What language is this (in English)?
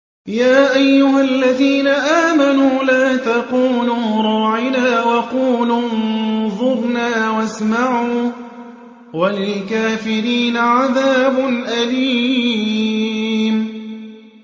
Arabic